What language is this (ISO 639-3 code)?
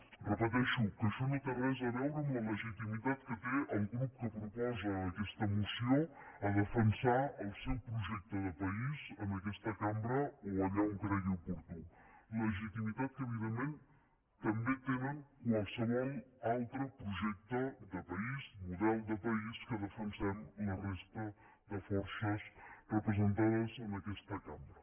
cat